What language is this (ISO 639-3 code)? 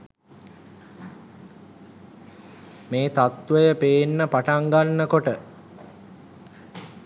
sin